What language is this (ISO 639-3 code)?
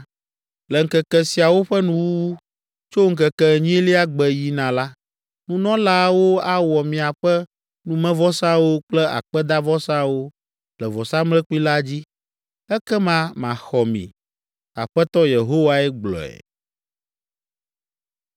ewe